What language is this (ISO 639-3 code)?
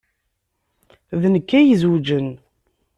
kab